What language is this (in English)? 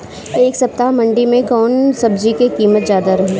Bhojpuri